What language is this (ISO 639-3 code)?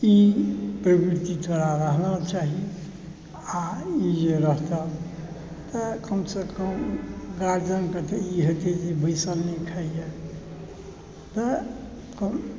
mai